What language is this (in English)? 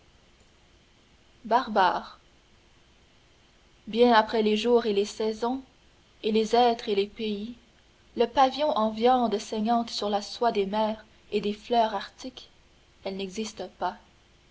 French